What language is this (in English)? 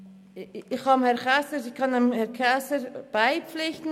Swiss German